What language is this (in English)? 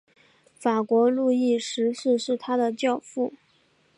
Chinese